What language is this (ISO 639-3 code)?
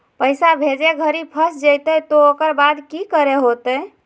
mag